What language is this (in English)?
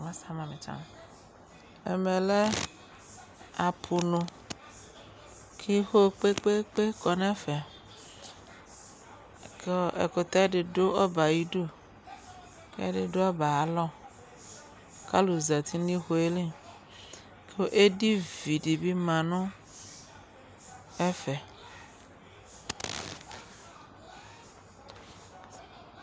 Ikposo